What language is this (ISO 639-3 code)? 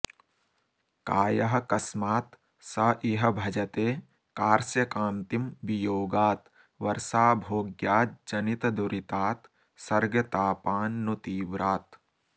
san